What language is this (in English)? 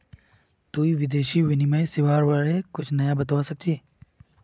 Magahi